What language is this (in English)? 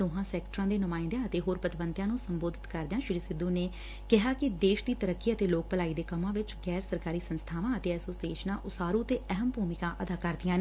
Punjabi